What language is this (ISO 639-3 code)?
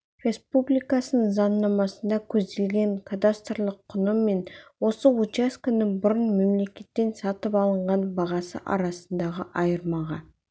kaz